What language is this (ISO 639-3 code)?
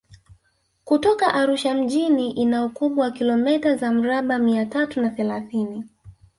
swa